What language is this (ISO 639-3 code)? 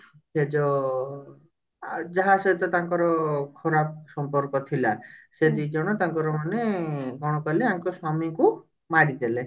ori